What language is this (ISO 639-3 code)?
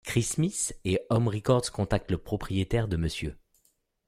fra